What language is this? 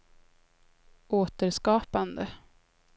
Swedish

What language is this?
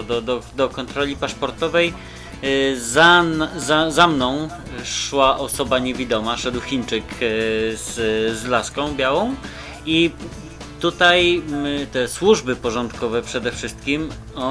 Polish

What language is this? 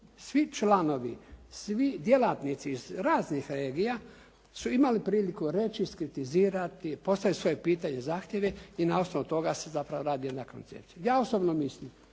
Croatian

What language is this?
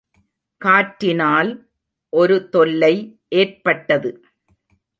Tamil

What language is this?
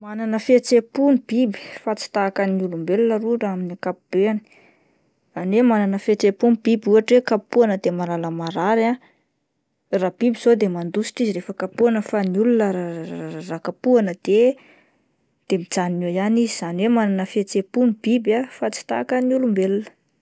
Malagasy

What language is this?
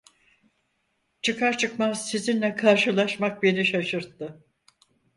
Turkish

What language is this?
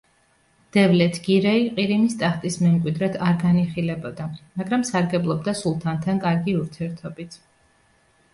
Georgian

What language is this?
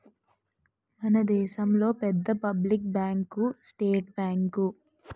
Telugu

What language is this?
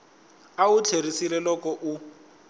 Tsonga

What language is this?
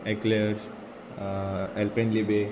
Konkani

